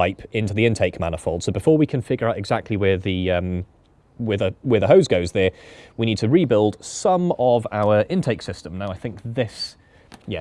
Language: English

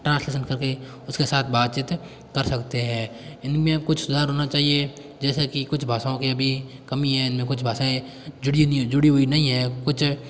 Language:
Hindi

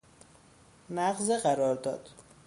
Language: Persian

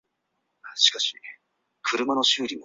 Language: Chinese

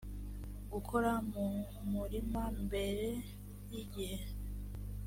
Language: Kinyarwanda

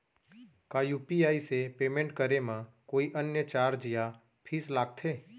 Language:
Chhattisgarhi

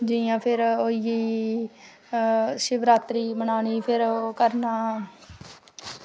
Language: Dogri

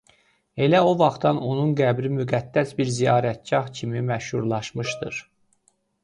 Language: Azerbaijani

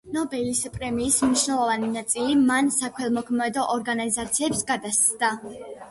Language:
Georgian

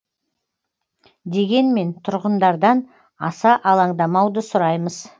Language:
Kazakh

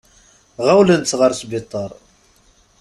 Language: Kabyle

